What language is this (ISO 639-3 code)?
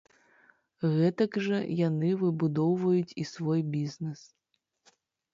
bel